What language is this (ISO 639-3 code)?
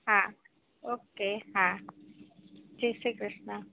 guj